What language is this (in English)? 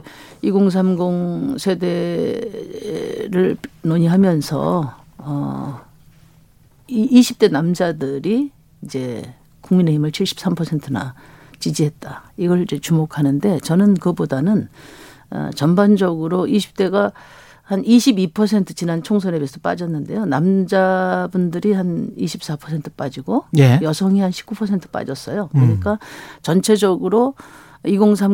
Korean